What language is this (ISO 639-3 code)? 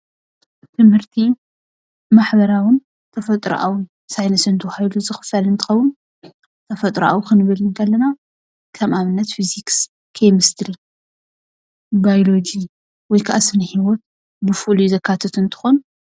tir